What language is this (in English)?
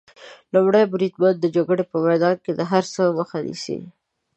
Pashto